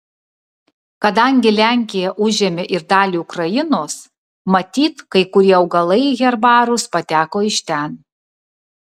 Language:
Lithuanian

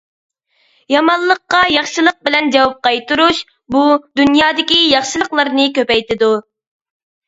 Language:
Uyghur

